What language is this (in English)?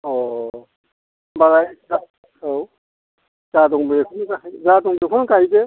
Bodo